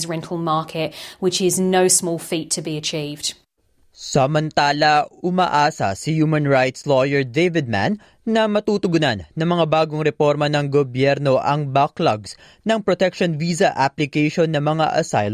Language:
Filipino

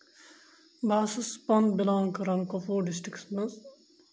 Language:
Kashmiri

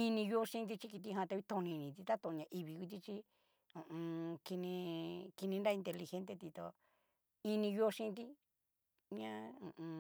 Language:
Cacaloxtepec Mixtec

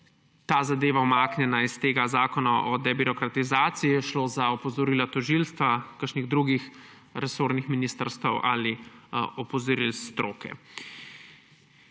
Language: Slovenian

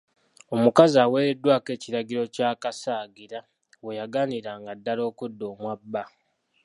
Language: Ganda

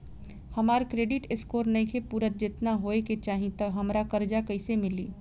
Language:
Bhojpuri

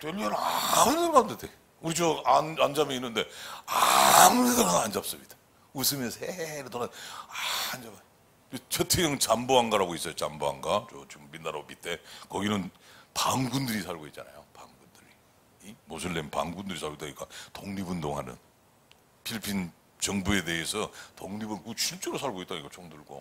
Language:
Korean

